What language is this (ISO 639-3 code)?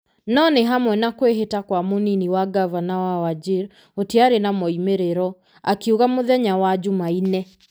kik